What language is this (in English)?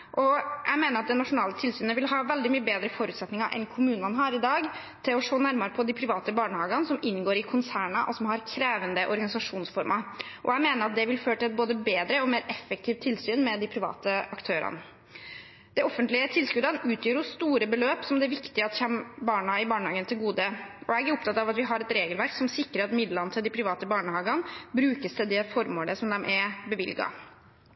Norwegian Bokmål